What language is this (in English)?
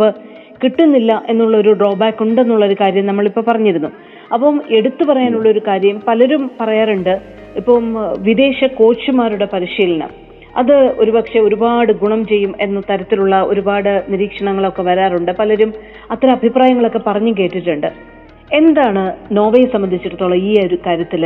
Malayalam